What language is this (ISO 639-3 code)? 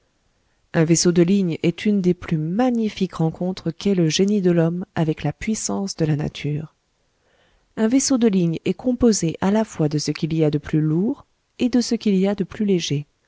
fra